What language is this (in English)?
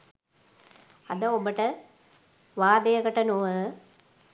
Sinhala